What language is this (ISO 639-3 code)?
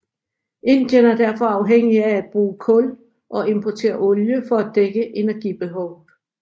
dan